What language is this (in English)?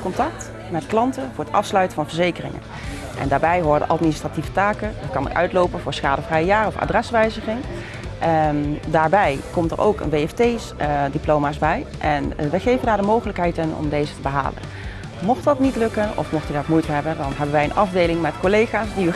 Dutch